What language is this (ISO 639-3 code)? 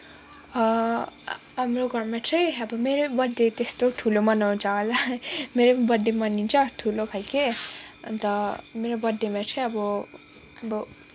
nep